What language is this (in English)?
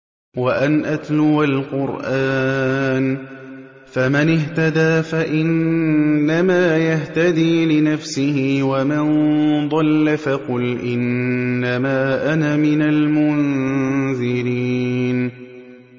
Arabic